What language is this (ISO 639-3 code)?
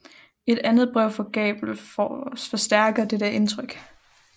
dan